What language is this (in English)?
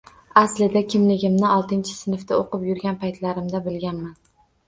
Uzbek